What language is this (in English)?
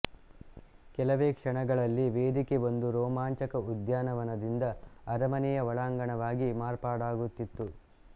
Kannada